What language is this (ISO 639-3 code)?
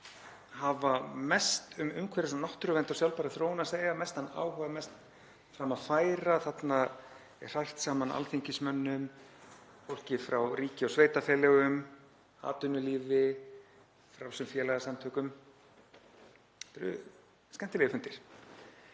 isl